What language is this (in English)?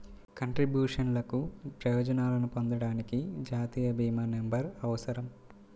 Telugu